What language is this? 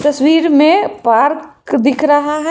Hindi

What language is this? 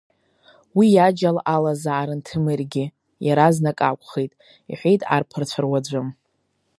Abkhazian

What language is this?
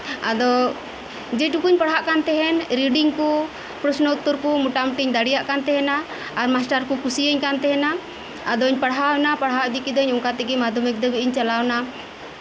Santali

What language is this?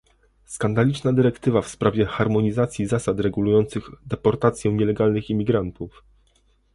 Polish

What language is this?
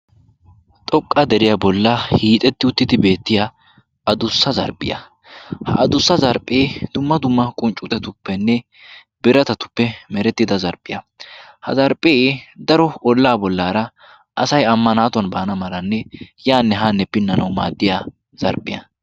Wolaytta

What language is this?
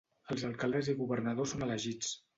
Catalan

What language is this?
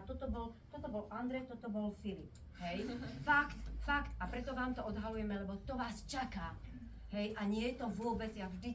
Slovak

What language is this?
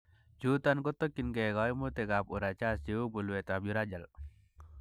Kalenjin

